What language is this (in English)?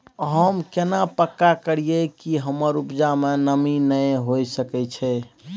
Maithili